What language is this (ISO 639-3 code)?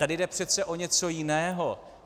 ces